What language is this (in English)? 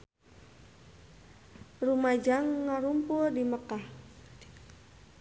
Sundanese